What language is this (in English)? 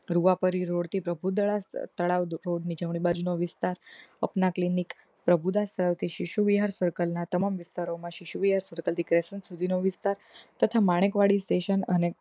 Gujarati